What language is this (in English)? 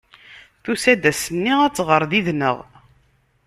Kabyle